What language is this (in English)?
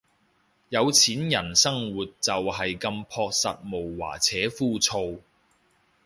Cantonese